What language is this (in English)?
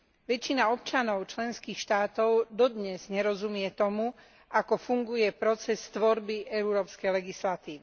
Slovak